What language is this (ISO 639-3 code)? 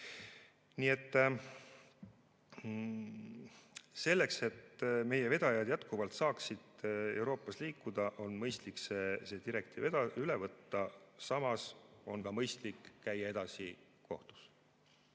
est